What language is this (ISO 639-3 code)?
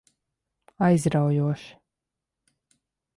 lav